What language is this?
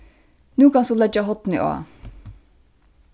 Faroese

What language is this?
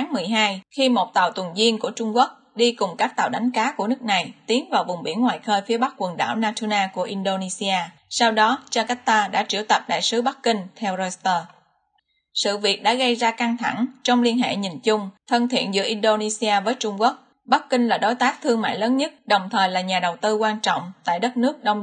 Vietnamese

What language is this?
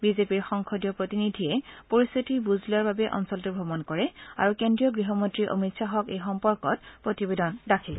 Assamese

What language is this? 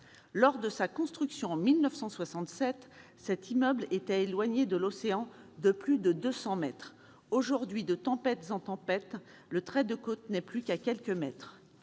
French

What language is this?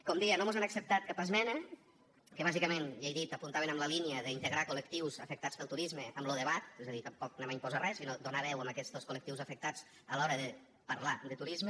Catalan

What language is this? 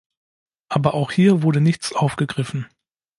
German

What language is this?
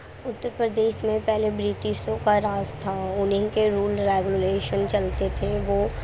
Urdu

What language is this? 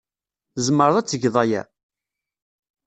Kabyle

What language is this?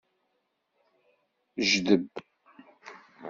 Kabyle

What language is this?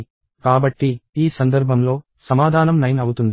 Telugu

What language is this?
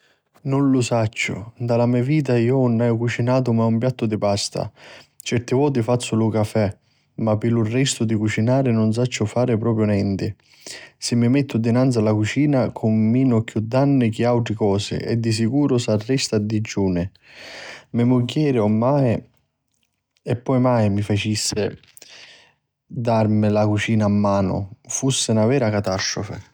Sicilian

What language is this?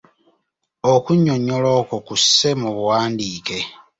Ganda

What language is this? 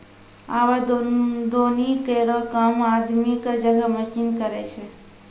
Maithili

